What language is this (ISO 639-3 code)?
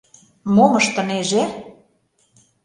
chm